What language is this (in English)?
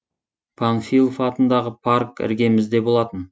Kazakh